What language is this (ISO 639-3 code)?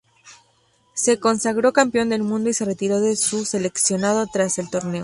spa